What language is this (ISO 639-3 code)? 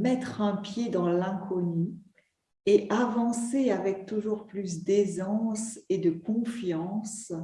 fra